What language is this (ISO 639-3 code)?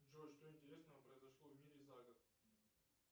rus